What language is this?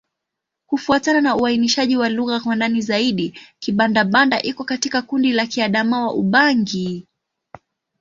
Swahili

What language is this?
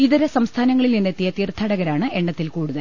Malayalam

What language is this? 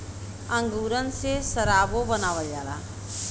Bhojpuri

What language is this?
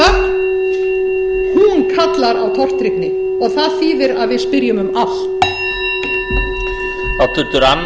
Icelandic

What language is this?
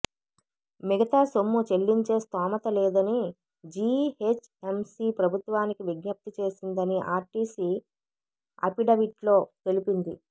Telugu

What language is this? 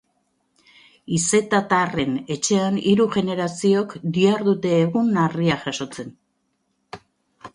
Basque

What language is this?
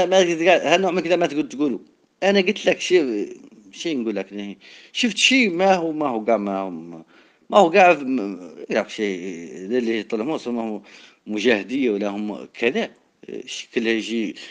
Arabic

